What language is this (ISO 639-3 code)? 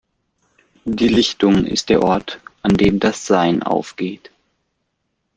deu